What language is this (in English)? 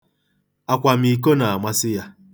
Igbo